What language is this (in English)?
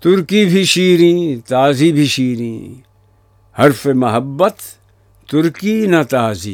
Urdu